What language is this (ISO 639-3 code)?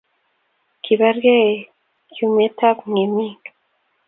kln